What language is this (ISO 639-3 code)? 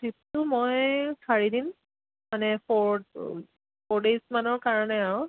asm